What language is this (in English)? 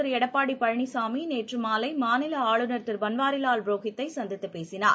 Tamil